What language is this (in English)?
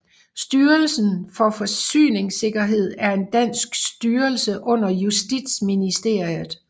Danish